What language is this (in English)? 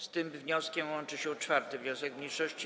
Polish